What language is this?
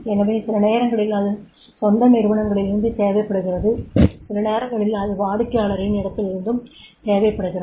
Tamil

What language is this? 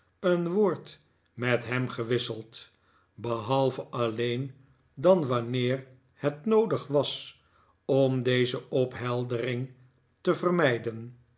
Dutch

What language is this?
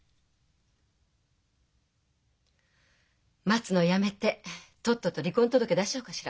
Japanese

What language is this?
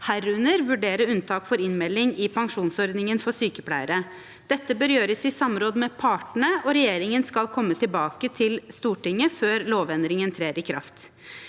Norwegian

